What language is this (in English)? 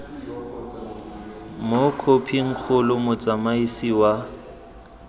Tswana